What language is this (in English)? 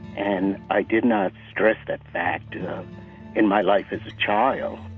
English